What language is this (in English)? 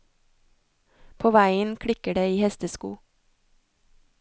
Norwegian